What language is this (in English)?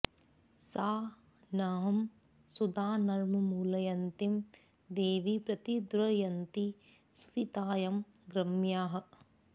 Sanskrit